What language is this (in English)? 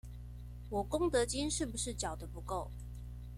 Chinese